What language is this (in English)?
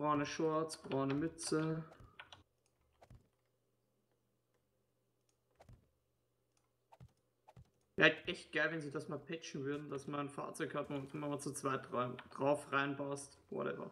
German